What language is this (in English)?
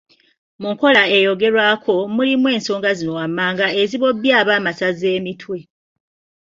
Ganda